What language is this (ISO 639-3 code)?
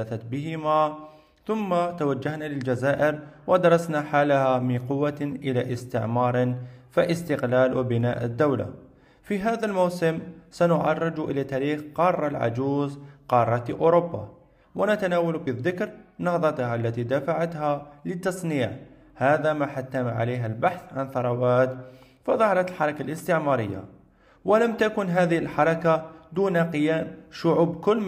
ara